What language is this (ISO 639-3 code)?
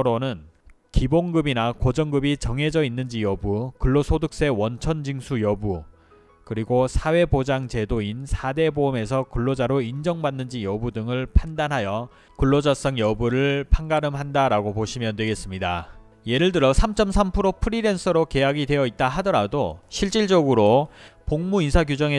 kor